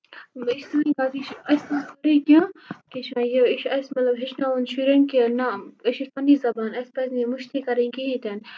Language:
Kashmiri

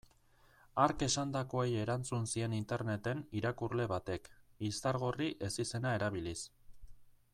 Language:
Basque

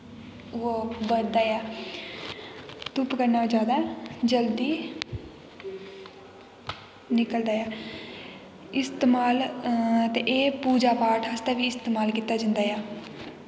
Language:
Dogri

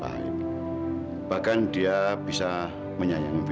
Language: Indonesian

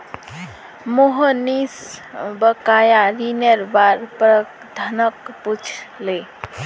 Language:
Magahi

